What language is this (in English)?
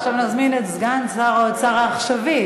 Hebrew